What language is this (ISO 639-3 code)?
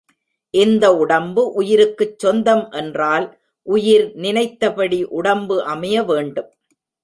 tam